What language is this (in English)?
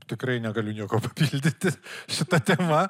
Lithuanian